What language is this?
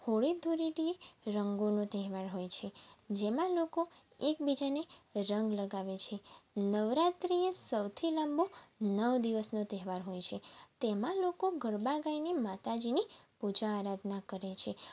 Gujarati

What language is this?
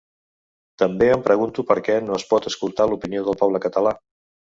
Catalan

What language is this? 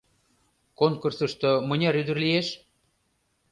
Mari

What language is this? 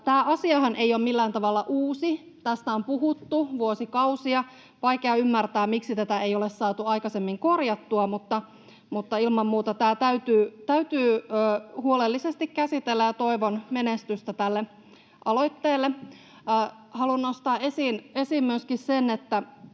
Finnish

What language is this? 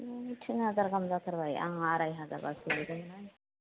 Bodo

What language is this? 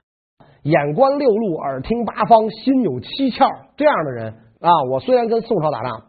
Chinese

